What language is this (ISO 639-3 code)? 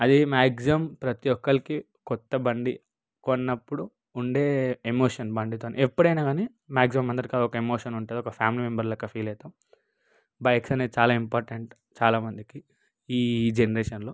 tel